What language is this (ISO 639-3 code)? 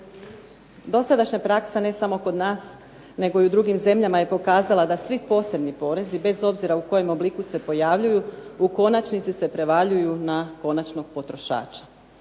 hrv